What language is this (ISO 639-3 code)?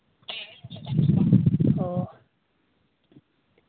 sat